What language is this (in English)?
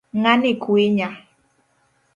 Luo (Kenya and Tanzania)